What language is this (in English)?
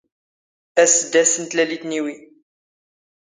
Standard Moroccan Tamazight